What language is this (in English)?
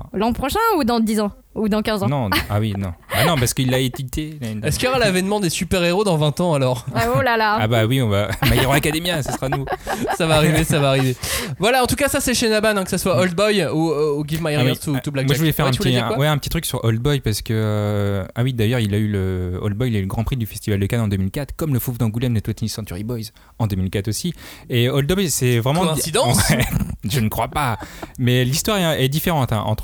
French